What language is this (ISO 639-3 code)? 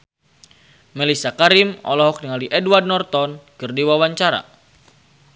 sun